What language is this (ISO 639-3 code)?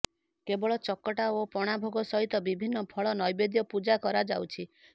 ori